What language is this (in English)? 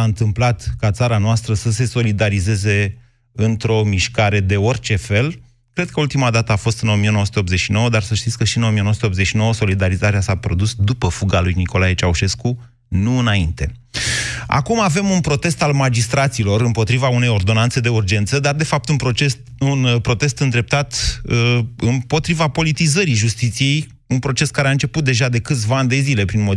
Romanian